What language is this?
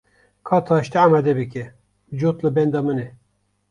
Kurdish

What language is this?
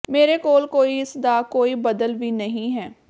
Punjabi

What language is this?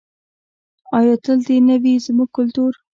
Pashto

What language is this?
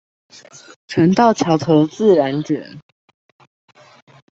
Chinese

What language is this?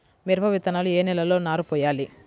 Telugu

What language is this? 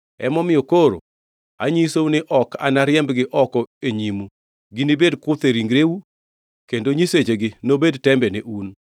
Luo (Kenya and Tanzania)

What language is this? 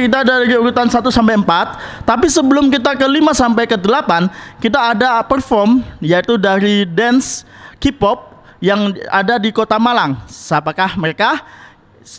Indonesian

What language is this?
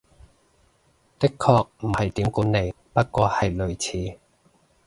Cantonese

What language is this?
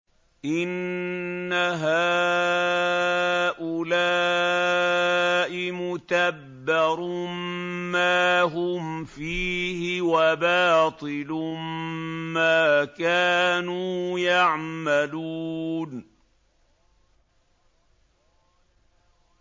Arabic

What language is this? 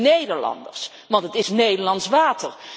Dutch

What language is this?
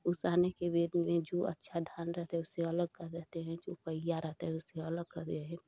Hindi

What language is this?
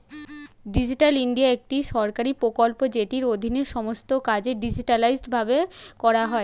Bangla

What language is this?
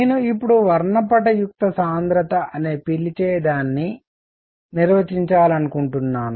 Telugu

